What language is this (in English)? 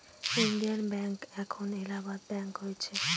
Bangla